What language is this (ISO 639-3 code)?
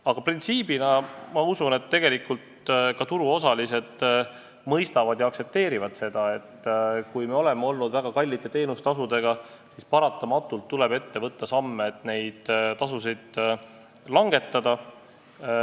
est